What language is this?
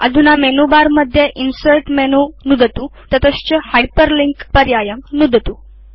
Sanskrit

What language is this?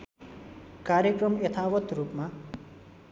Nepali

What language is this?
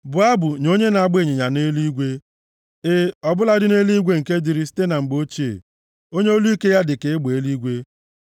Igbo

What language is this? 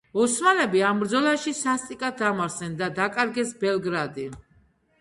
Georgian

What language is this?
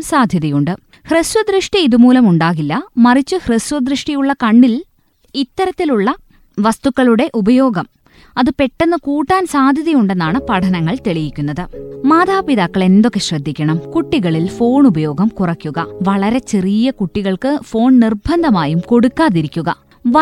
Malayalam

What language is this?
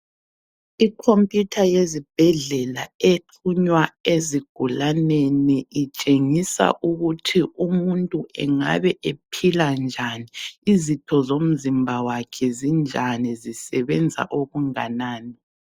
North Ndebele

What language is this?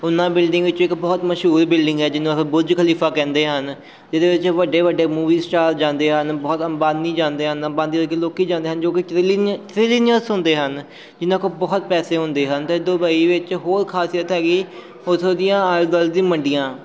Punjabi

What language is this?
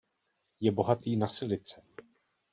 Czech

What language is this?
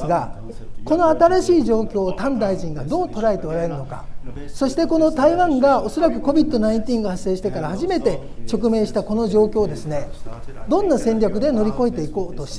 Japanese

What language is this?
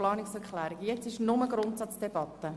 Swiss German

